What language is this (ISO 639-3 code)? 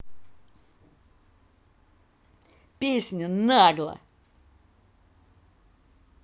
rus